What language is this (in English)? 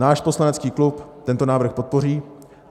Czech